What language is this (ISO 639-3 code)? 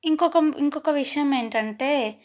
tel